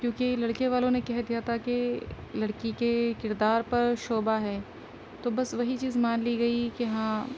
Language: Urdu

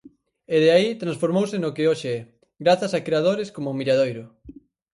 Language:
Galician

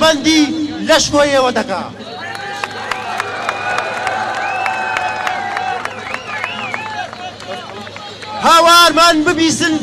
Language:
Arabic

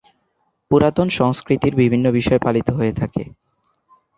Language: Bangla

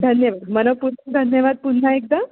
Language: Marathi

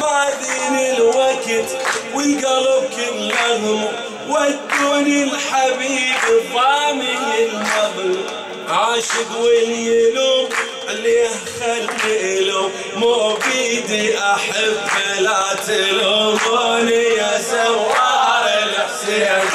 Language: Arabic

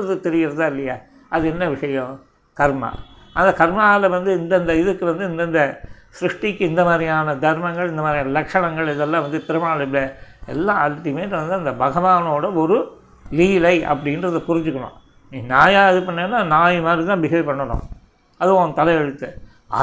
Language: Tamil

